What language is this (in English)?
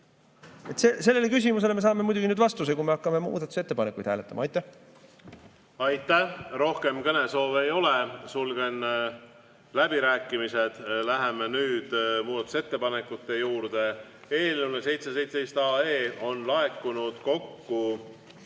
Estonian